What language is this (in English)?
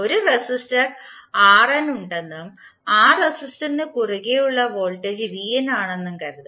Malayalam